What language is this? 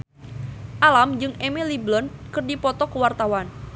Sundanese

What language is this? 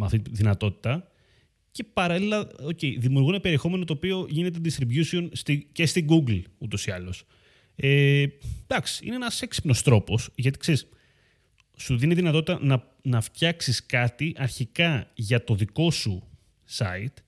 Greek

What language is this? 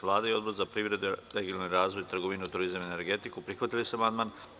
Serbian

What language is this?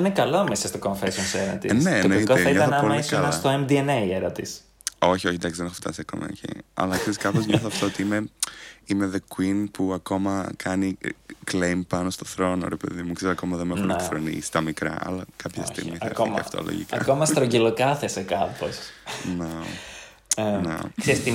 Greek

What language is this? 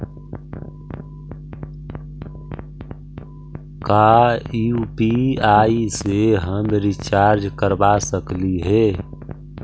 Magahi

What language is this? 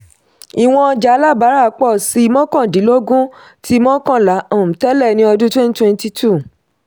Yoruba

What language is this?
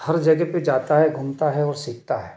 Hindi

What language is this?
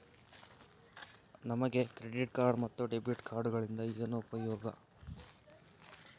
Kannada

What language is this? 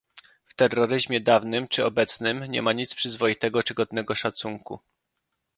Polish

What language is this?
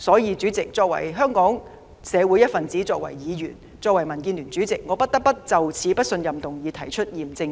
Cantonese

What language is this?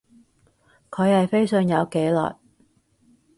Cantonese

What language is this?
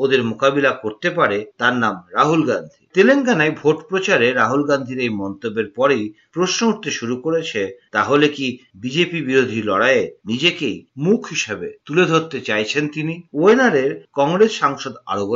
Bangla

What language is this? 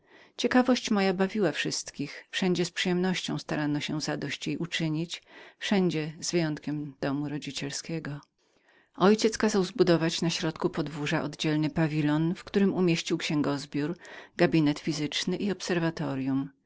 Polish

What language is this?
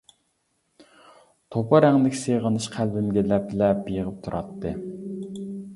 Uyghur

